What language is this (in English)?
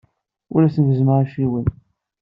Kabyle